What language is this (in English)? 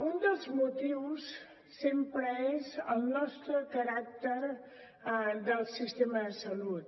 Catalan